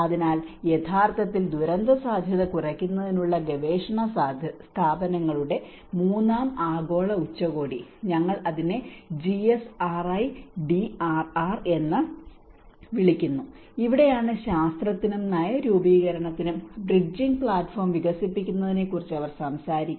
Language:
Malayalam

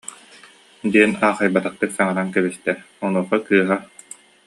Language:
Yakut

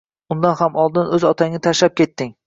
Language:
Uzbek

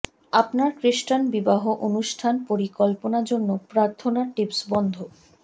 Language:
Bangla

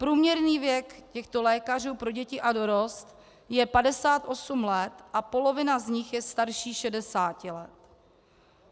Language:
Czech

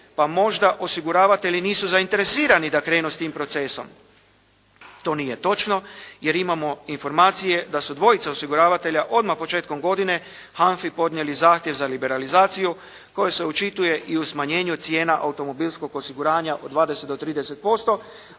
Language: Croatian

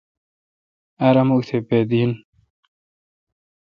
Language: Kalkoti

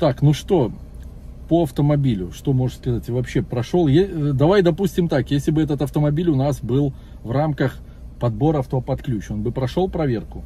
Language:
Russian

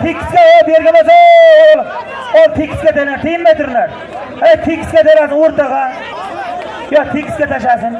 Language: Turkish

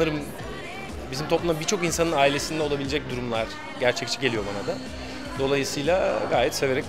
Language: Turkish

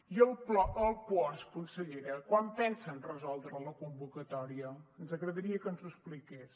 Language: Catalan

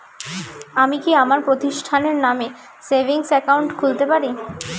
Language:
Bangla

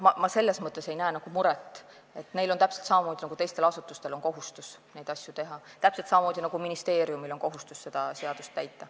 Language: Estonian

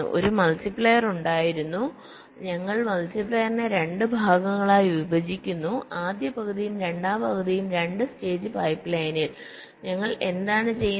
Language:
Malayalam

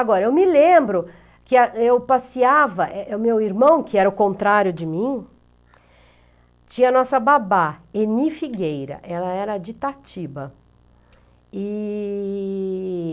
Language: Portuguese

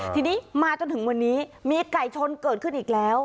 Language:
Thai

